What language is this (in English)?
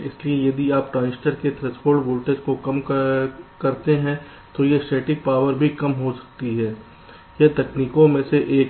Hindi